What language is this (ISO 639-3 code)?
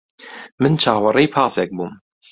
ckb